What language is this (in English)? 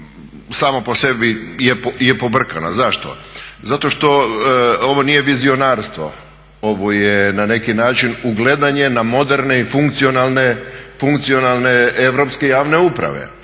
Croatian